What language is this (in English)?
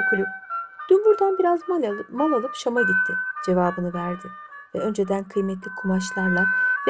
Turkish